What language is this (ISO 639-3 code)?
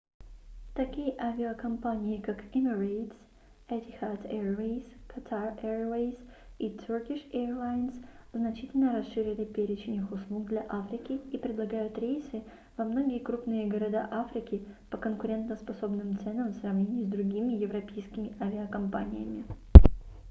rus